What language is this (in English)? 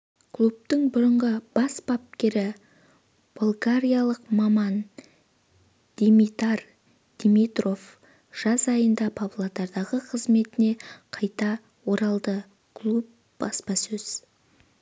Kazakh